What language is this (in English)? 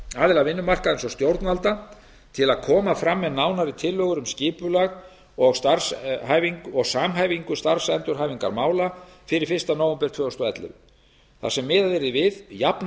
Icelandic